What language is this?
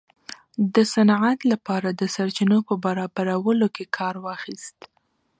Pashto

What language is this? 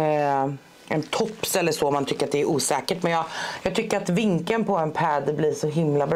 Swedish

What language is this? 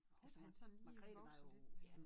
Danish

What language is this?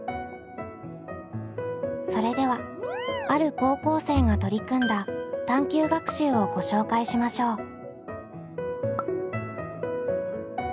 Japanese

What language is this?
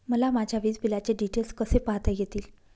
Marathi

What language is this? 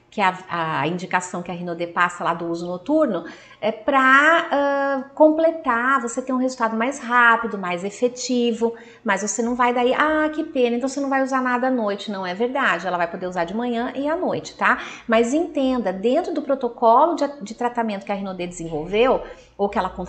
Portuguese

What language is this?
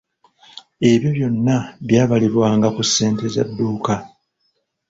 Ganda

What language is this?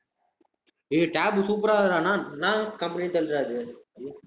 Tamil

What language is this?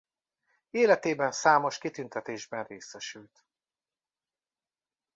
Hungarian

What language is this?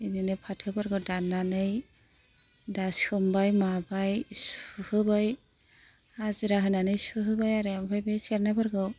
Bodo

